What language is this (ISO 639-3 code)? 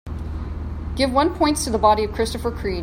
eng